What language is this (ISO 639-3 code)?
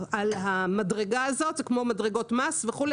heb